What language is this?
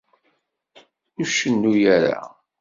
Kabyle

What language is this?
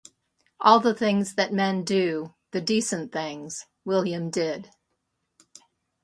English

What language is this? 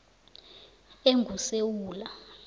South Ndebele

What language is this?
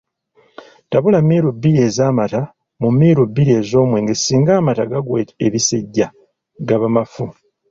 Ganda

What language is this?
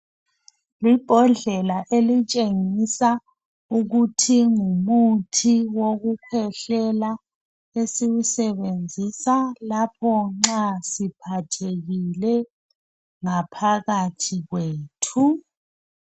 North Ndebele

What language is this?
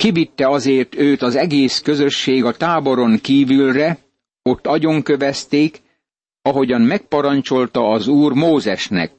Hungarian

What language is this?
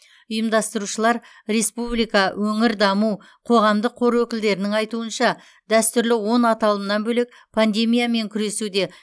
Kazakh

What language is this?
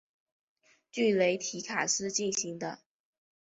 Chinese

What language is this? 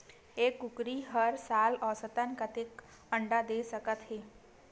Chhattisgarhi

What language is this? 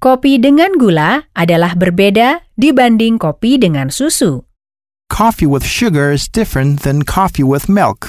Indonesian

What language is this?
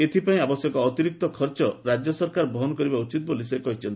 Odia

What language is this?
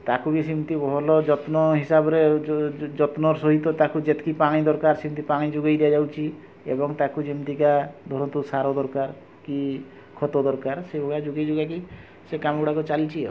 Odia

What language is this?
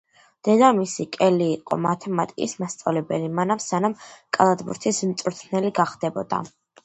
Georgian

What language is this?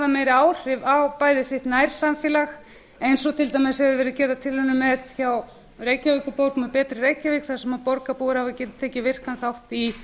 Icelandic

